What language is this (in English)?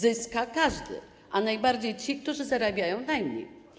Polish